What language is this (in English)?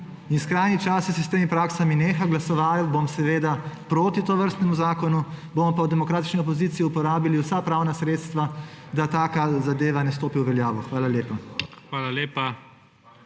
Slovenian